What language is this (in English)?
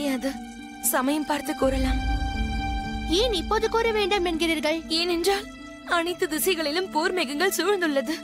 Tamil